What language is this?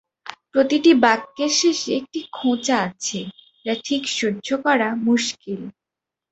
Bangla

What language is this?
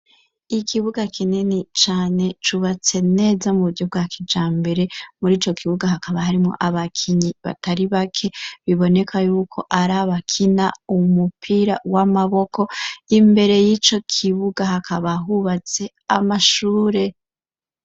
Rundi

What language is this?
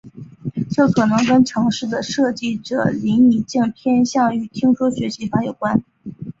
Chinese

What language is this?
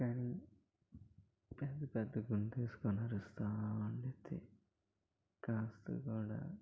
Telugu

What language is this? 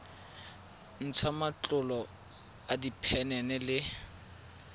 Tswana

